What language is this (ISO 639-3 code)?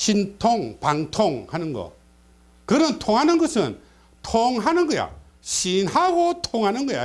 kor